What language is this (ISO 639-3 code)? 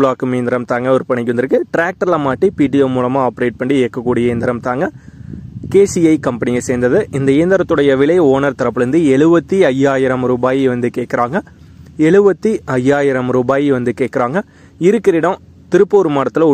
tam